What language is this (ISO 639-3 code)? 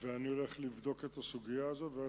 heb